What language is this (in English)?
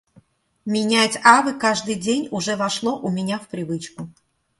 Russian